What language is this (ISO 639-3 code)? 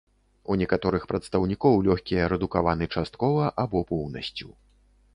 bel